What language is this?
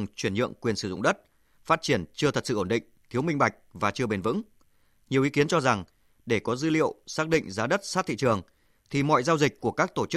Vietnamese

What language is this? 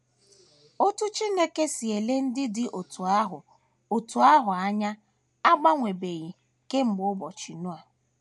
Igbo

